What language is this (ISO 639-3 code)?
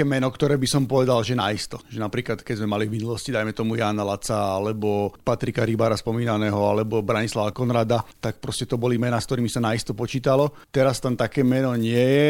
slk